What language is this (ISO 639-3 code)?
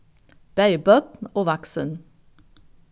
fao